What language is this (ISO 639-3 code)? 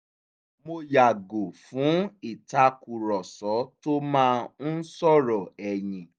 yor